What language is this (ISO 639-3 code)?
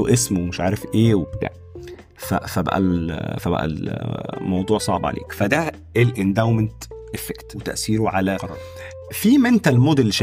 ara